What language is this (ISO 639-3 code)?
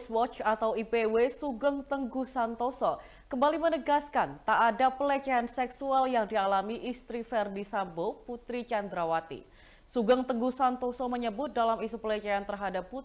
ind